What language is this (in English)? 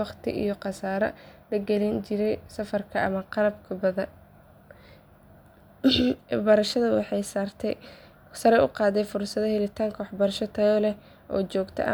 Somali